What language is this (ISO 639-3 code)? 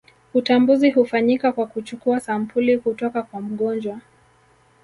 swa